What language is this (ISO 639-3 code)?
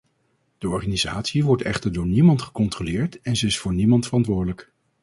nld